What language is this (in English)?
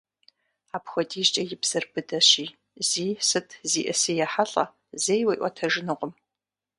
Kabardian